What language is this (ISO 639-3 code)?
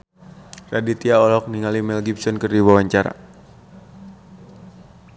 sun